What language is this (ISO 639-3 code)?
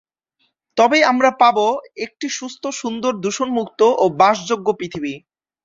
ben